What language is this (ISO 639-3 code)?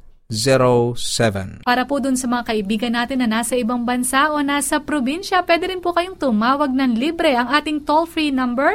fil